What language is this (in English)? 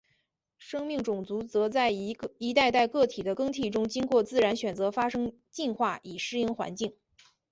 Chinese